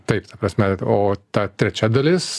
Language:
Lithuanian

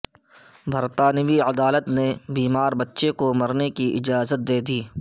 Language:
Urdu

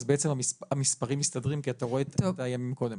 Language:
Hebrew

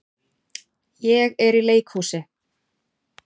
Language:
Icelandic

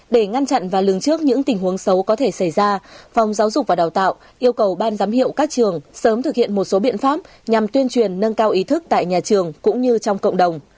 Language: Vietnamese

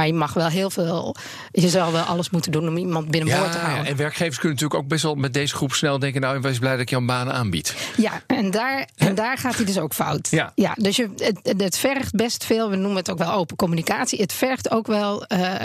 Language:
Dutch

